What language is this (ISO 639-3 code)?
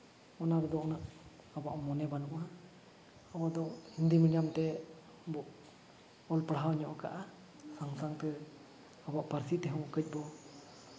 sat